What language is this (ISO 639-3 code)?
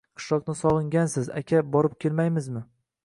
uzb